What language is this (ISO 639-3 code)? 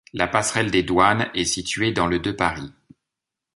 fra